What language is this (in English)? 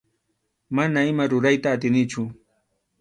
Arequipa-La Unión Quechua